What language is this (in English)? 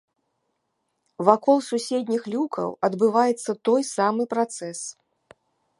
Belarusian